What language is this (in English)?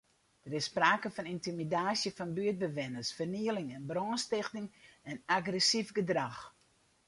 Western Frisian